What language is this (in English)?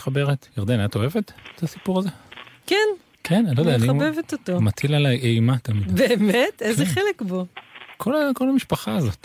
Hebrew